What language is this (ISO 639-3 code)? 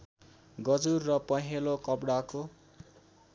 nep